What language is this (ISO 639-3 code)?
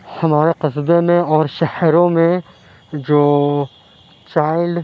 urd